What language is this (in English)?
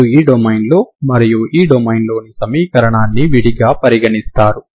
Telugu